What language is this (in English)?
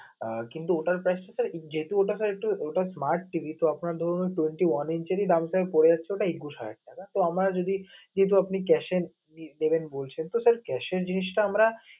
Bangla